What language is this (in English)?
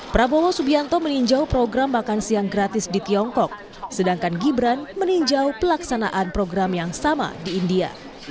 Indonesian